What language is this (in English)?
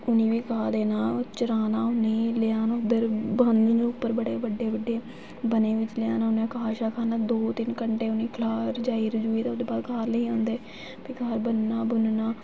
Dogri